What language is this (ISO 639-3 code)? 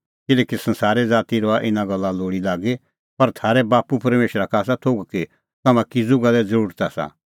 kfx